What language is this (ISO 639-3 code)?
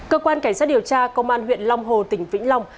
vie